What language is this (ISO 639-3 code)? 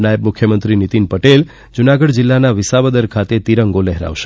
guj